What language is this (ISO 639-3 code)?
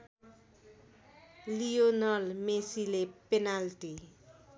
nep